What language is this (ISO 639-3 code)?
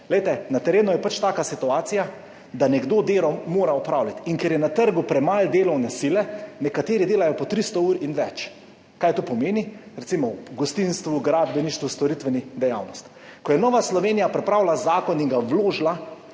slv